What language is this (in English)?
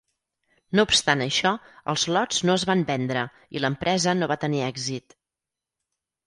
Catalan